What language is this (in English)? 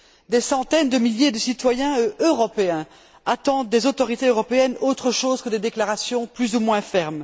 French